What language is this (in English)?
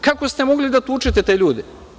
Serbian